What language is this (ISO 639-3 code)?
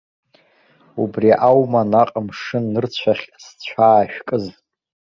abk